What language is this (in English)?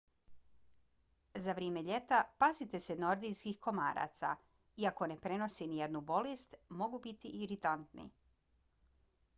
Bosnian